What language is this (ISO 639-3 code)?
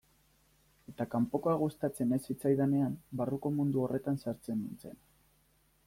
eus